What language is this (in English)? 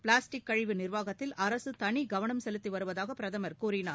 Tamil